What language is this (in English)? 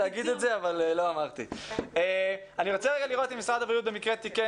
Hebrew